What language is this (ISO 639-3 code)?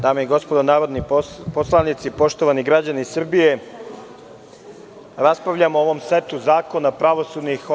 srp